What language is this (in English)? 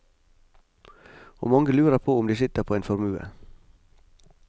Norwegian